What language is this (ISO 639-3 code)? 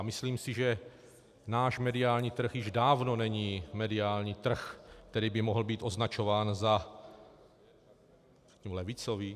ces